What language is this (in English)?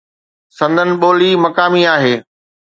Sindhi